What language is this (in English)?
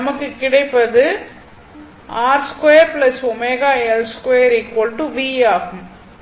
Tamil